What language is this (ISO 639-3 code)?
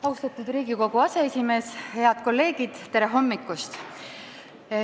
est